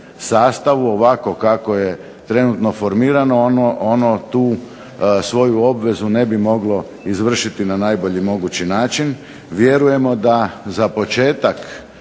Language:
Croatian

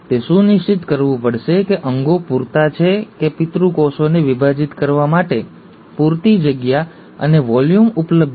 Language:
Gujarati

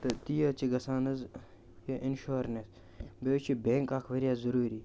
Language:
Kashmiri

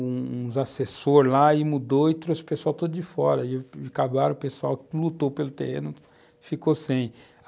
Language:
Portuguese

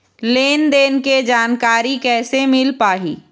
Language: Chhattisgarhi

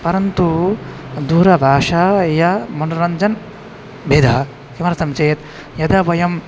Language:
Sanskrit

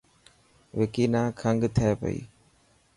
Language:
Dhatki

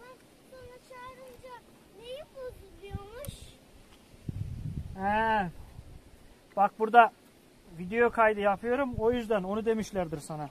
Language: Turkish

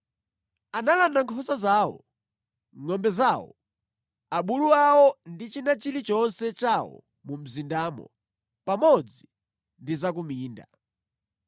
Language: Nyanja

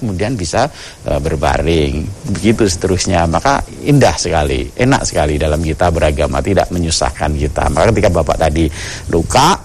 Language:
Indonesian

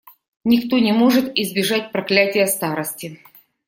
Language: Russian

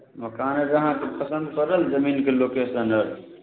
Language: Maithili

